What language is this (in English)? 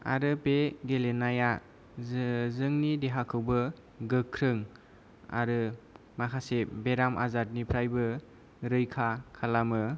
Bodo